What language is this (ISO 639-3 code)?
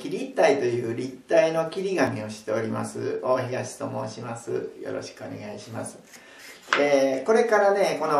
jpn